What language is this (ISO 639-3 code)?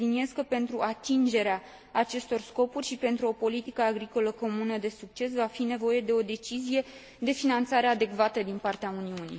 ron